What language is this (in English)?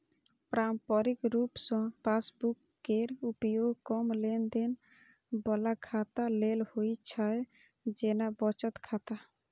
Maithili